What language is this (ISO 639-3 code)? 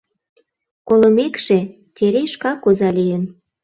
chm